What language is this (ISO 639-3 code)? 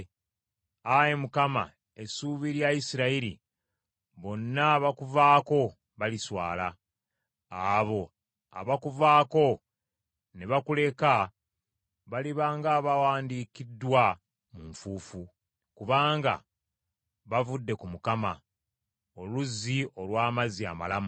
lug